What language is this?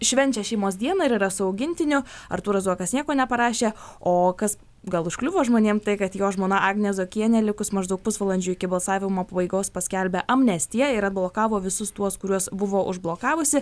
Lithuanian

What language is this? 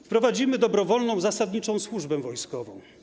Polish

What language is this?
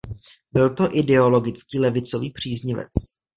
Czech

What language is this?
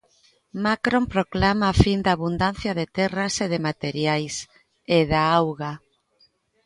Galician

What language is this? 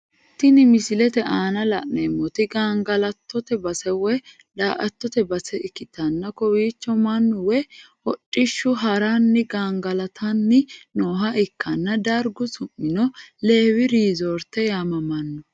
Sidamo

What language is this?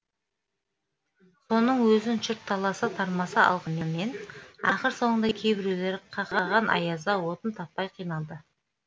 Kazakh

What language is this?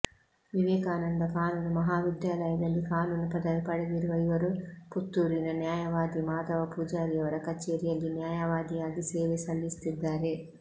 Kannada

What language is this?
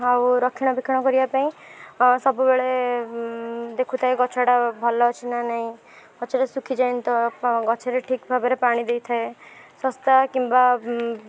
Odia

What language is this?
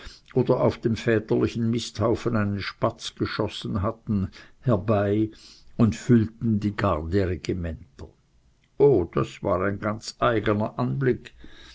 German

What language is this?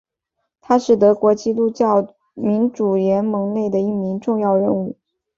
Chinese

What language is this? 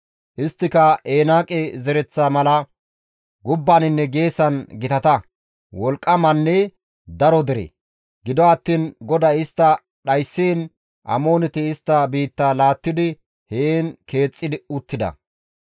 Gamo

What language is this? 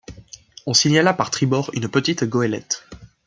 French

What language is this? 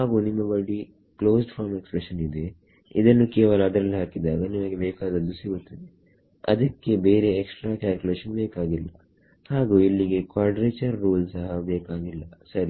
Kannada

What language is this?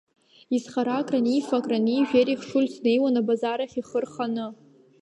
Abkhazian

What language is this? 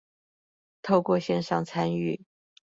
Chinese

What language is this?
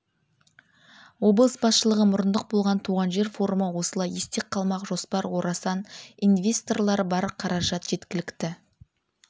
Kazakh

